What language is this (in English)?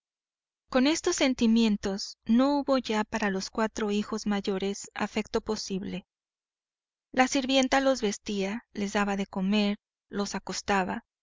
Spanish